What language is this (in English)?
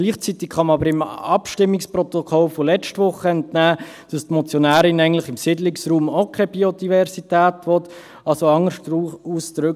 Swiss German